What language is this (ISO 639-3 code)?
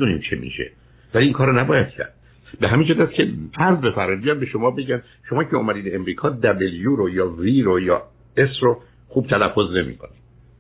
fas